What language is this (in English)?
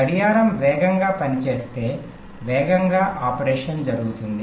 Telugu